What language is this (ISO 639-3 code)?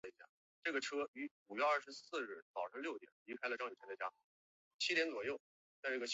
zho